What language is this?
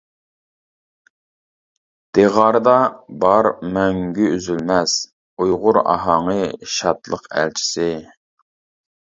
Uyghur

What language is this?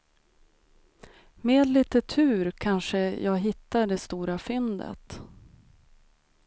Swedish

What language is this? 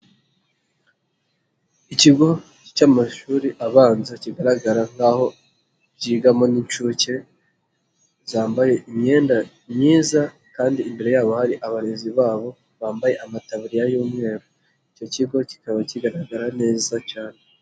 Kinyarwanda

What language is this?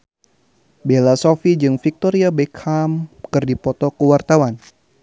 Sundanese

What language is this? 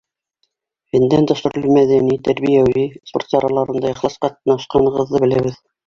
Bashkir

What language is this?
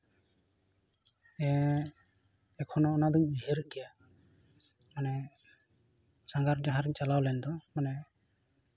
Santali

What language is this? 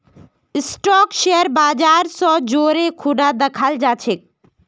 Magahi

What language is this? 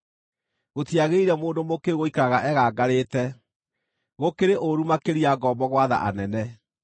Kikuyu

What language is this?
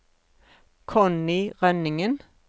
Norwegian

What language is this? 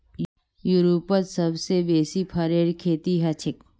Magahi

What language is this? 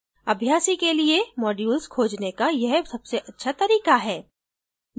Hindi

